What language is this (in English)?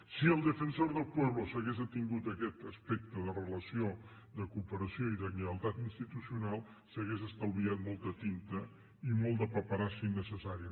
Catalan